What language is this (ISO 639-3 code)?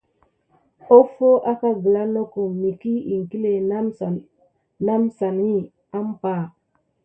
gid